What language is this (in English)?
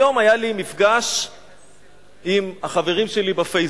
Hebrew